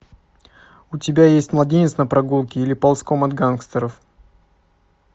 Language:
Russian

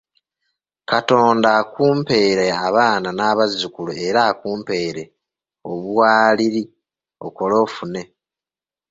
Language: Ganda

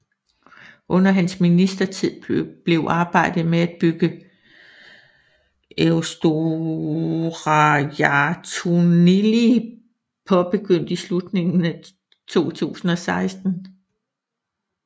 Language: Danish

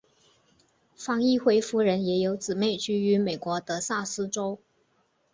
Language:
Chinese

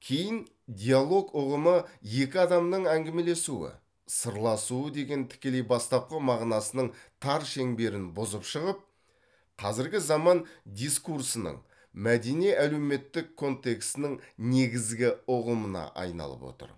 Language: Kazakh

